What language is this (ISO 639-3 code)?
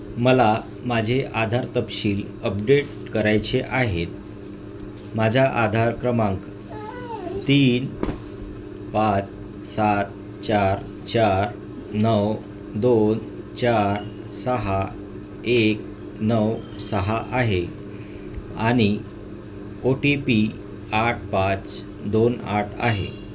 mar